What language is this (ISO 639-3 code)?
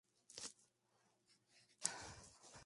spa